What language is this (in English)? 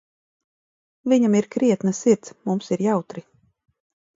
Latvian